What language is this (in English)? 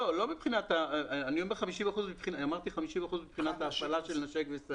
Hebrew